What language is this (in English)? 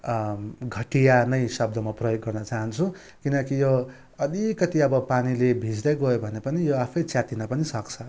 Nepali